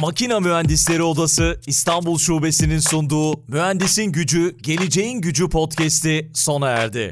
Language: Turkish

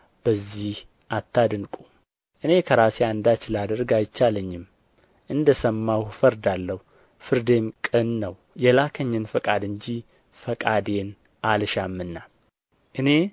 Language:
Amharic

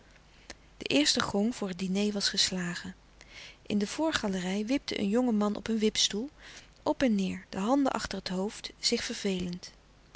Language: Dutch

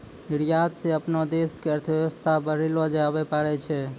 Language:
Maithili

